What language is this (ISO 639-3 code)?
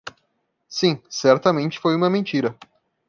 por